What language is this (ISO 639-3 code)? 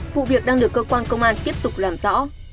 vie